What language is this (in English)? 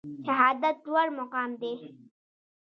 Pashto